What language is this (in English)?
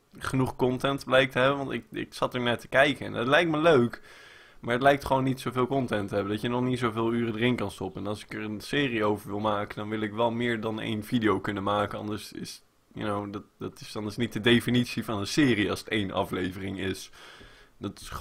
Dutch